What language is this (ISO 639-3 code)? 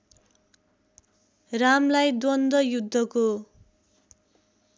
nep